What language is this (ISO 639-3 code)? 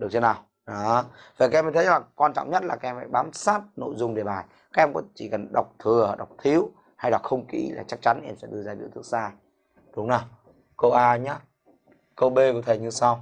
vie